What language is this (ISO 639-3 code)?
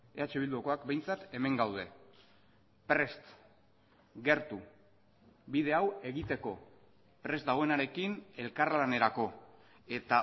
eus